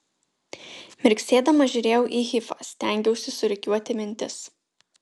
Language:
Lithuanian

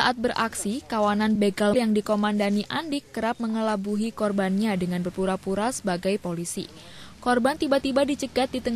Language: Indonesian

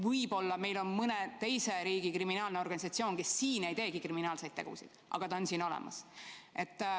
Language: Estonian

